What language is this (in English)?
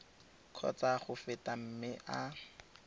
Tswana